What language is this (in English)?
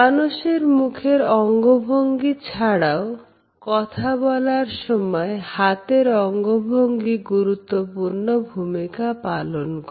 Bangla